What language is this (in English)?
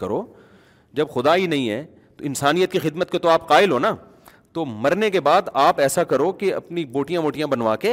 Urdu